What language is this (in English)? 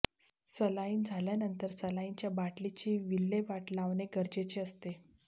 Marathi